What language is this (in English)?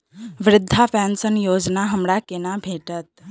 Maithili